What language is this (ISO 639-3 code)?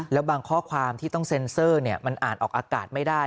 tha